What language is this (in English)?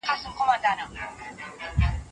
Pashto